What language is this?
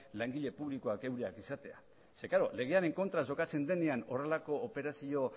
Basque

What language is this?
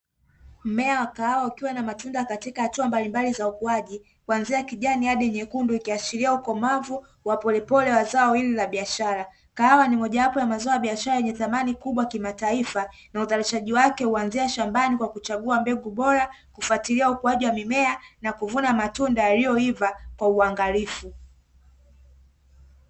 Swahili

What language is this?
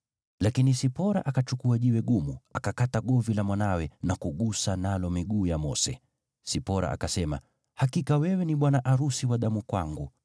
Swahili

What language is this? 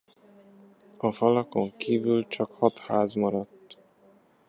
Hungarian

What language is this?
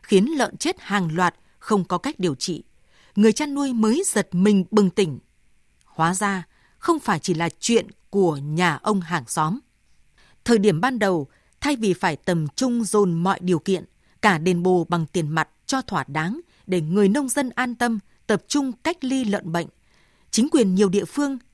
Vietnamese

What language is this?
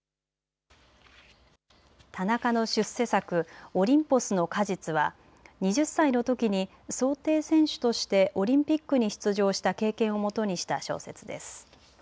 Japanese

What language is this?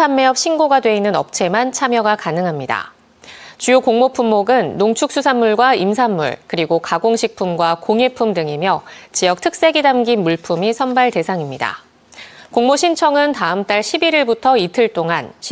Korean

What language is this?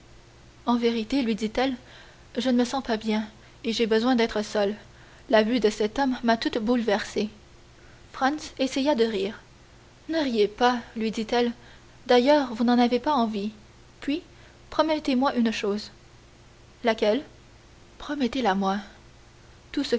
French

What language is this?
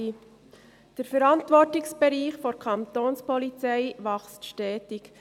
Swiss German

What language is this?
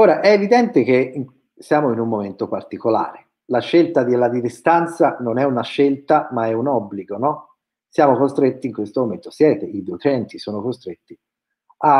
Italian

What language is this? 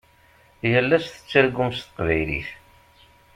Kabyle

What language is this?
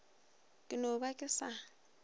Northern Sotho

